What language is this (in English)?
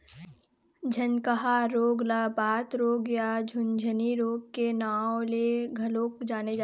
Chhattisgarhi